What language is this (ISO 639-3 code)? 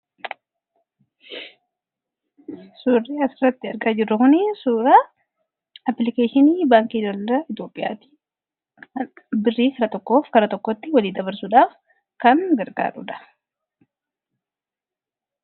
orm